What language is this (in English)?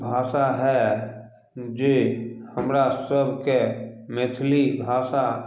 Maithili